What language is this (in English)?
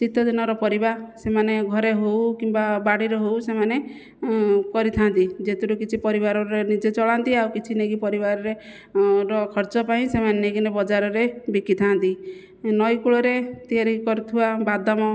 Odia